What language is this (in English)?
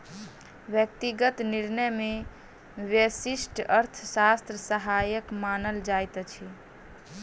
Maithili